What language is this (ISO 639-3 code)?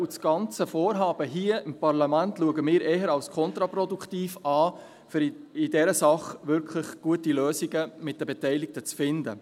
gsw